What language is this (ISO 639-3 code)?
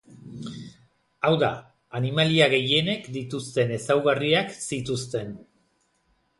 eus